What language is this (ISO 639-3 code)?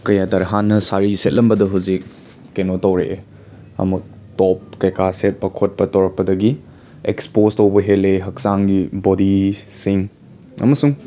mni